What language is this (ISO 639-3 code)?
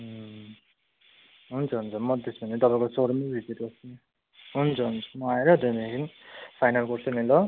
nep